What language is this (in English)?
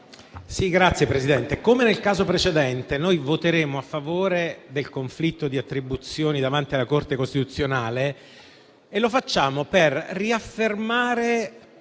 Italian